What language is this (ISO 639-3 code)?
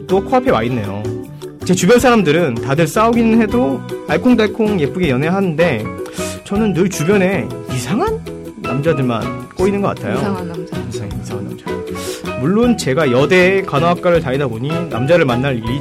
kor